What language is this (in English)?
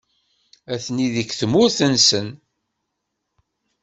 Kabyle